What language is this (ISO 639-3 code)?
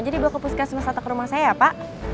ind